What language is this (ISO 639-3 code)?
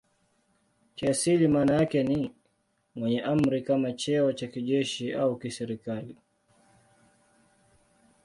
swa